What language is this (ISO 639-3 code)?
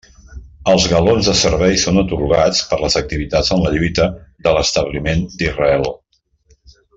cat